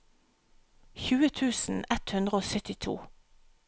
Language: Norwegian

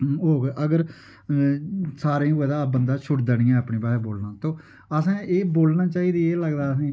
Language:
Dogri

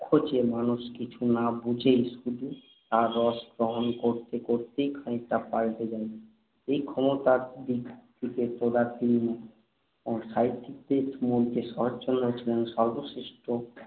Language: Bangla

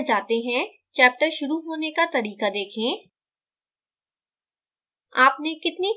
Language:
Hindi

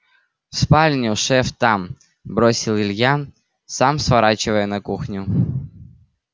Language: Russian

